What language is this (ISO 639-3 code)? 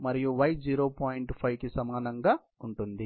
tel